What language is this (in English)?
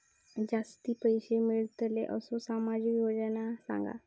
Marathi